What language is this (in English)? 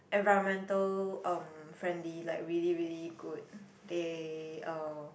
English